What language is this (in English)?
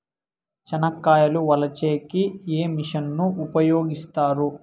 Telugu